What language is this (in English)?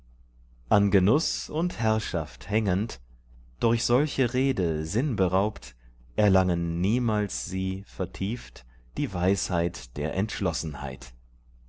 German